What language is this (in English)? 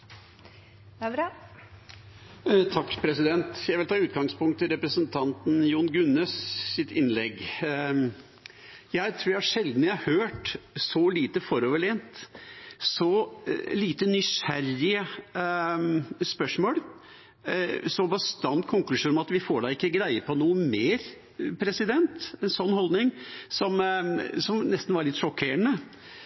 Norwegian Bokmål